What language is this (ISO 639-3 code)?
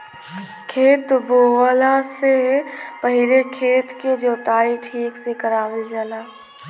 bho